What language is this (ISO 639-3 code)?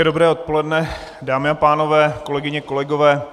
ces